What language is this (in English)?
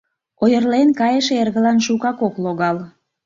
Mari